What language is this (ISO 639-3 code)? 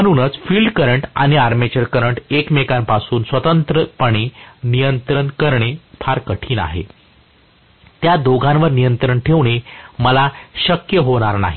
mar